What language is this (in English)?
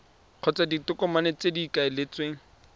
Tswana